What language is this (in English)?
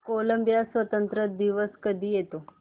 Marathi